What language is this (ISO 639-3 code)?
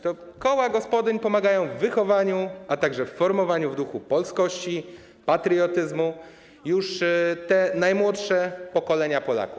pol